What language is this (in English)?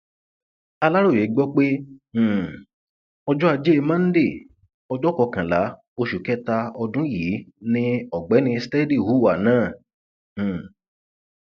Yoruba